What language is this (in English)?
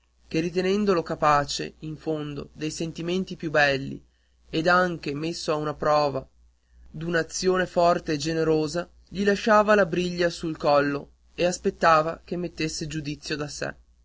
Italian